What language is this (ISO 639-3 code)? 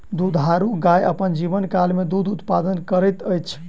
mai